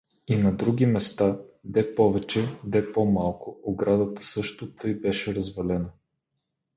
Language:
Bulgarian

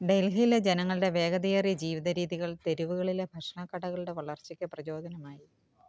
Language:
Malayalam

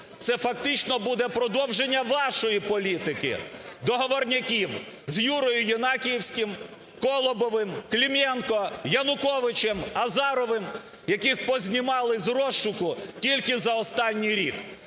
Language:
Ukrainian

